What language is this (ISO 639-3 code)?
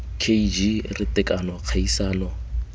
tsn